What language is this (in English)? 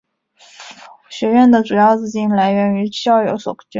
Chinese